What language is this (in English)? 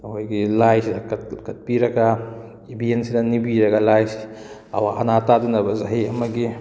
Manipuri